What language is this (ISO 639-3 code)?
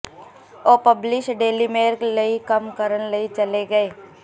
pan